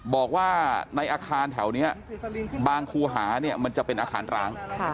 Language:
Thai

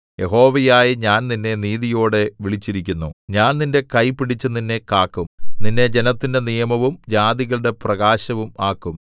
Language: Malayalam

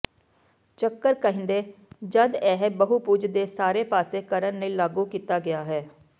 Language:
Punjabi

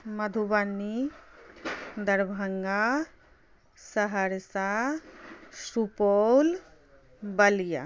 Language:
Maithili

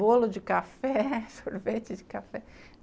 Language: Portuguese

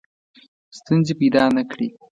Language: Pashto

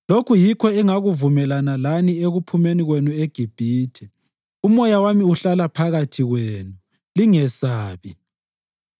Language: North Ndebele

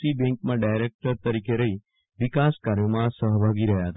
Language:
Gujarati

